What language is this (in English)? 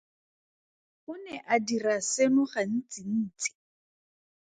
Tswana